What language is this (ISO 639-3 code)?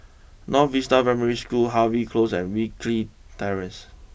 eng